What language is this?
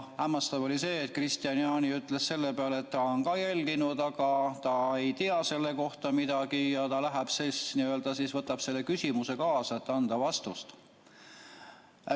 Estonian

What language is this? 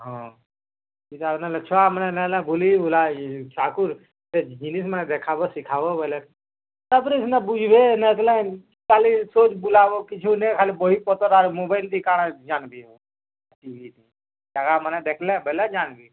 Odia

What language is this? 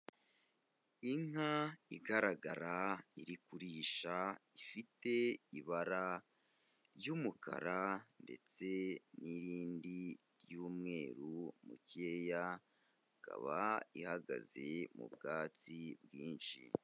Kinyarwanda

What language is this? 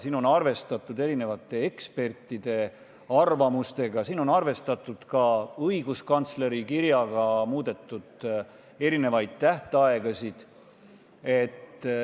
Estonian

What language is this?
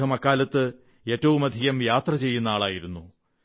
Malayalam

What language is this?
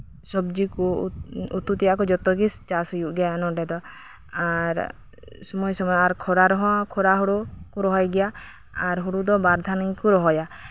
Santali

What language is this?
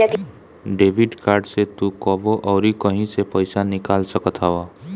Bhojpuri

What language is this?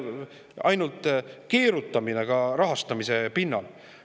Estonian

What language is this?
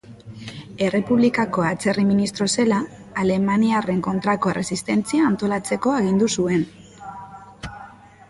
Basque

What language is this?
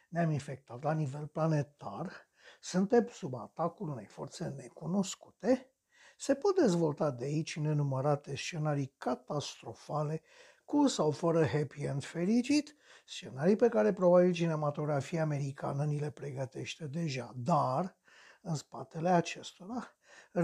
Romanian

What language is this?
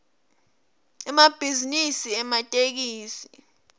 Swati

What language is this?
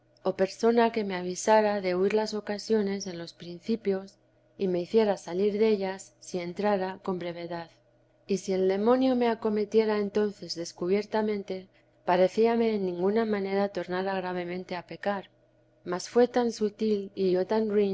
Spanish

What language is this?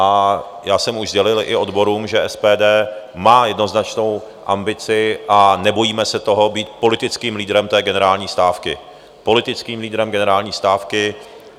Czech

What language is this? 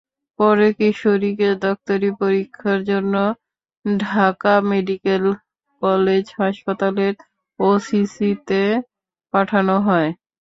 Bangla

